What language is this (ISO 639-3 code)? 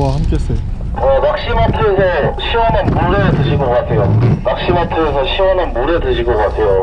kor